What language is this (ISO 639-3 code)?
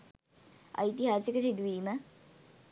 sin